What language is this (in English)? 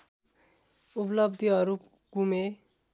Nepali